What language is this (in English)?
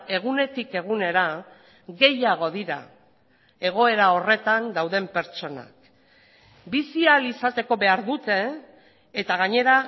Basque